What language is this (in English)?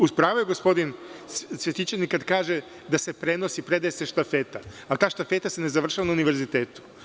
Serbian